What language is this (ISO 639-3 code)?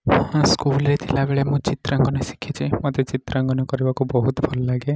ori